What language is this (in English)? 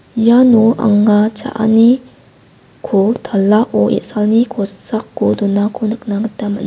Garo